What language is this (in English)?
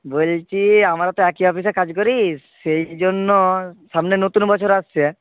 Bangla